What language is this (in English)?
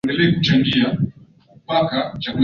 Swahili